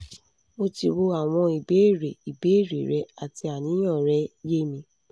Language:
Yoruba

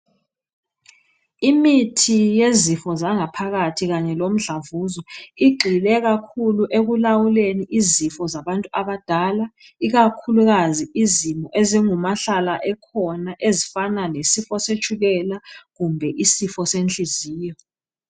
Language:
North Ndebele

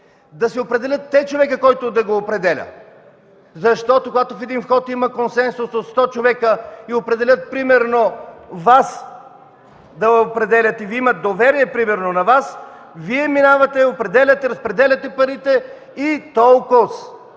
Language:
Bulgarian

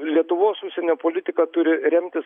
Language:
Lithuanian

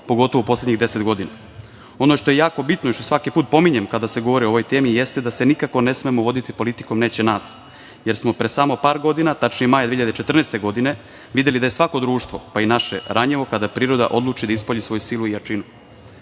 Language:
Serbian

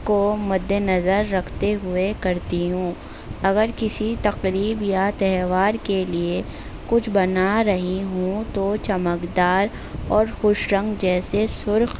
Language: Urdu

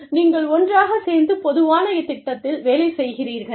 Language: Tamil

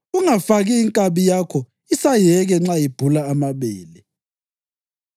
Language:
North Ndebele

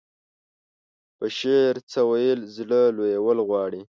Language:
Pashto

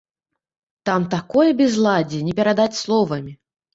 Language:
Belarusian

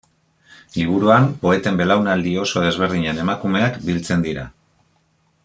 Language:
Basque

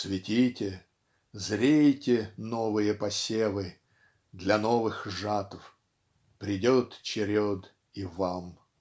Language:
Russian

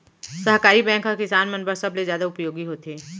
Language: Chhattisgarhi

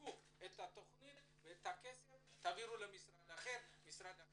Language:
Hebrew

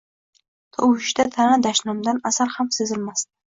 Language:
Uzbek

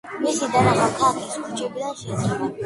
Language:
Georgian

